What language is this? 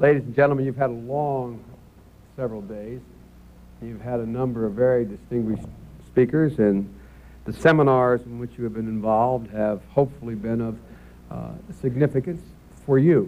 English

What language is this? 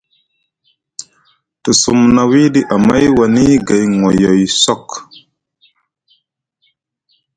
Musgu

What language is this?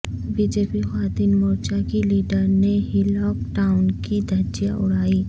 Urdu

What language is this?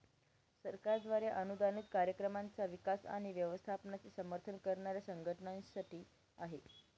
Marathi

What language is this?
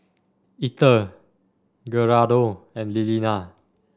English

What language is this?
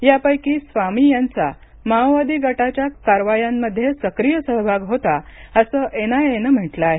Marathi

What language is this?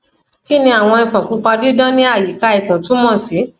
Yoruba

